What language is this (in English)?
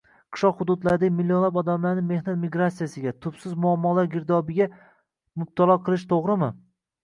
Uzbek